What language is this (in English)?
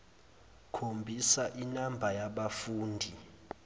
Zulu